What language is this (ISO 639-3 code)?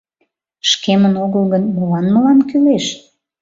chm